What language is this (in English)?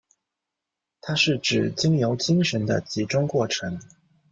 Chinese